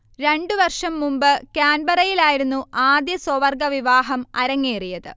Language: Malayalam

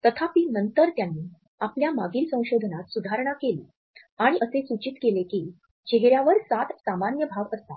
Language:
Marathi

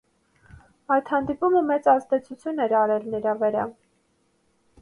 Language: Armenian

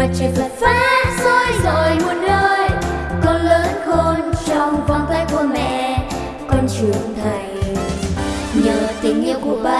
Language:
Vietnamese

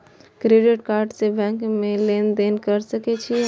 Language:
Maithili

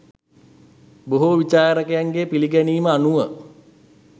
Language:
Sinhala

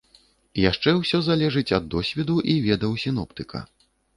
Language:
Belarusian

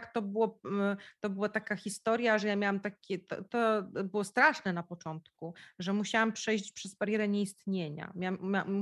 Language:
Polish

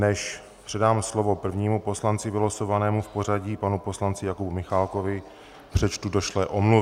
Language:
Czech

